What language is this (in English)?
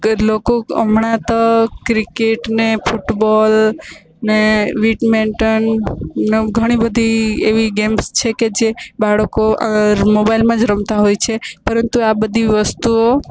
Gujarati